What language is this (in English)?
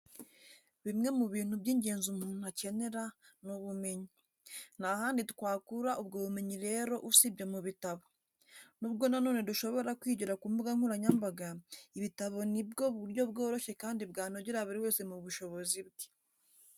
Kinyarwanda